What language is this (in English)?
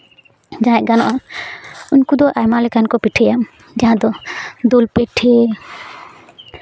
Santali